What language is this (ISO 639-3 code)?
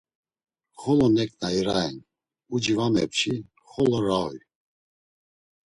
lzz